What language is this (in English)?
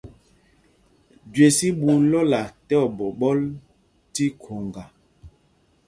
Mpumpong